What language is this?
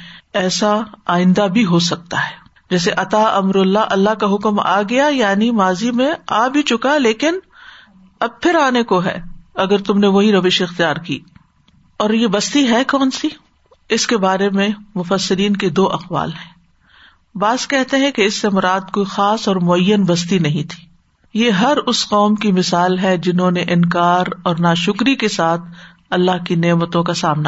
Urdu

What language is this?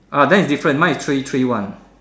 English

